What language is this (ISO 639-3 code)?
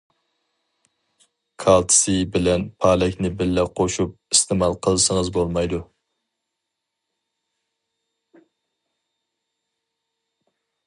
uig